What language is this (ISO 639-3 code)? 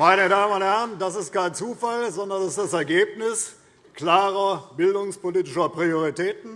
deu